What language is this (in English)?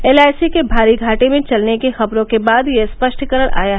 Hindi